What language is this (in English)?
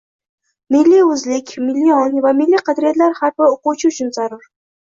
Uzbek